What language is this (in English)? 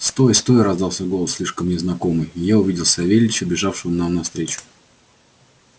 Russian